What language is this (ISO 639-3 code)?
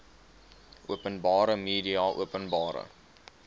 afr